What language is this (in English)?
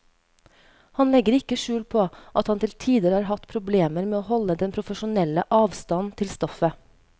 Norwegian